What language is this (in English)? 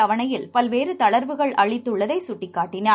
Tamil